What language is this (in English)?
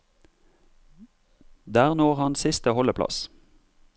Norwegian